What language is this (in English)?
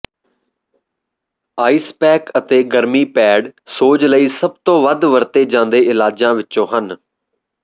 Punjabi